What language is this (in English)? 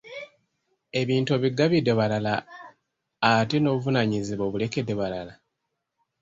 Ganda